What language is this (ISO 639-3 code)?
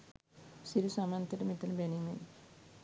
sin